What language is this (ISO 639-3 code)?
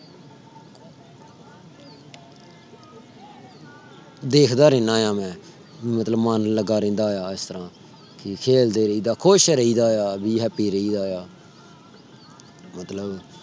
pan